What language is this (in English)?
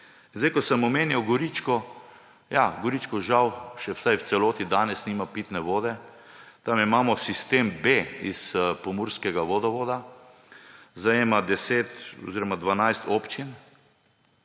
Slovenian